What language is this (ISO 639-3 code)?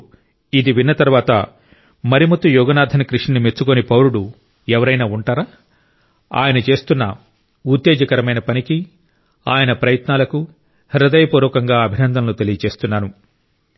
tel